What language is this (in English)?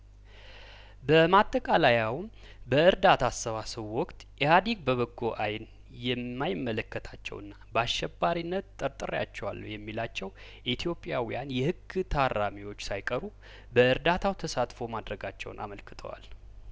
Amharic